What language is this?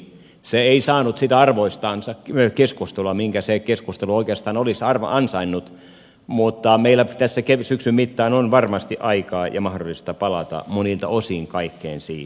Finnish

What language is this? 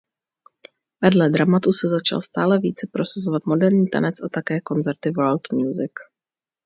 Czech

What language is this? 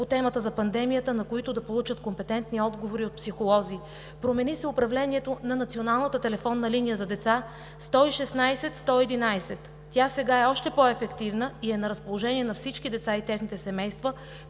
Bulgarian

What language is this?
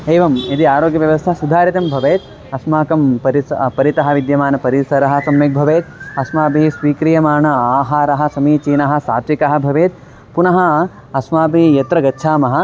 Sanskrit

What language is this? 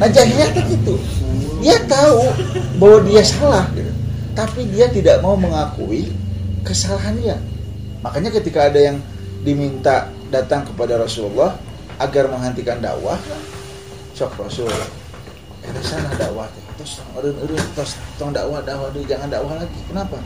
Indonesian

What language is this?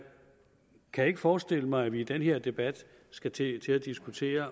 Danish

